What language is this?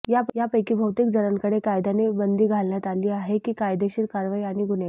Marathi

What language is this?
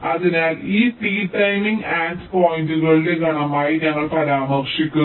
Malayalam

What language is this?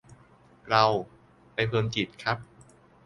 Thai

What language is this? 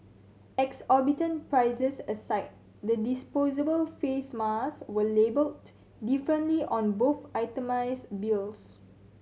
English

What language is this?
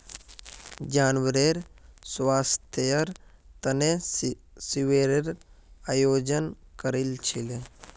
Magahi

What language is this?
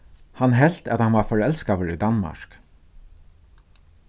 Faroese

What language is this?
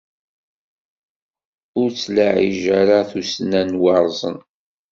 Kabyle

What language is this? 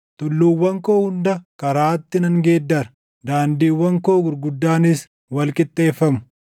Oromo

